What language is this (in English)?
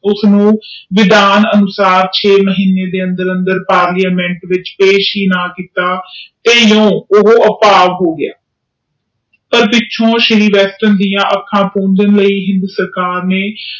Punjabi